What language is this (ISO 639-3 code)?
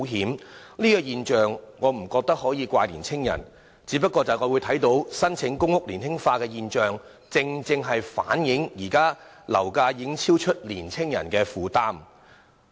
yue